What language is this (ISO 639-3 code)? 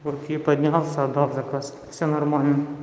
rus